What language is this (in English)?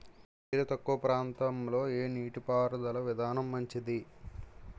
Telugu